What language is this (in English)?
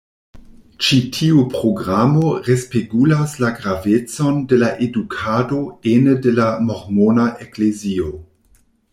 Esperanto